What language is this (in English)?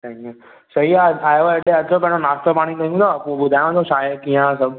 Sindhi